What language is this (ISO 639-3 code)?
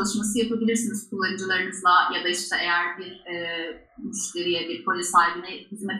tur